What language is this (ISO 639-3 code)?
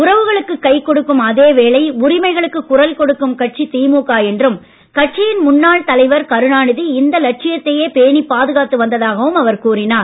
tam